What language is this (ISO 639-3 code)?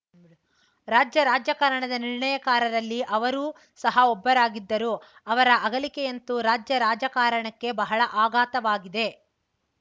kan